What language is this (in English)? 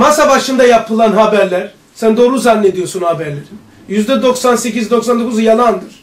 Turkish